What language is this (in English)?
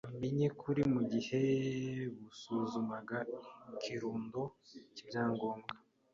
Kinyarwanda